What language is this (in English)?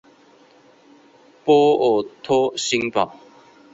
Chinese